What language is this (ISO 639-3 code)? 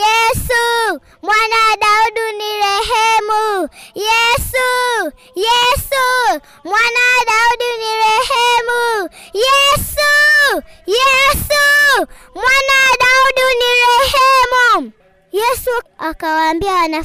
swa